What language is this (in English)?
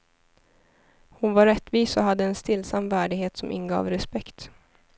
Swedish